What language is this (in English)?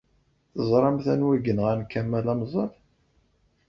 Kabyle